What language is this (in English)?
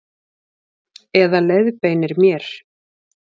Icelandic